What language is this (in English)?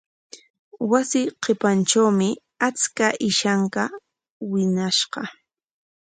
Corongo Ancash Quechua